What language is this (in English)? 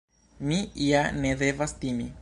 Esperanto